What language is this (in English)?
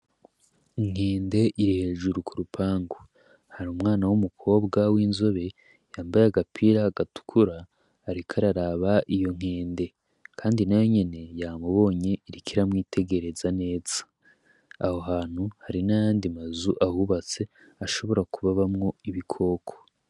Rundi